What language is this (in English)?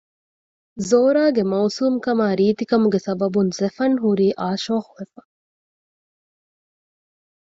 Divehi